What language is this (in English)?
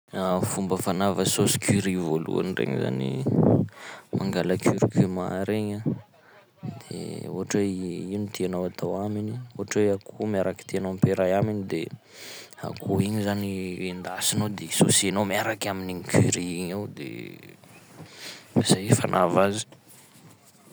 Sakalava Malagasy